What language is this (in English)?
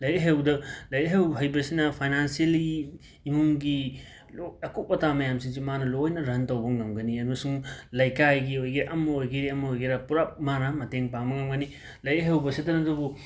Manipuri